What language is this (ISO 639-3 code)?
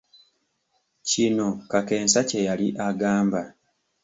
lug